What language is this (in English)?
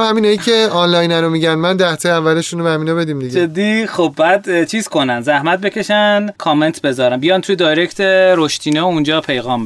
Persian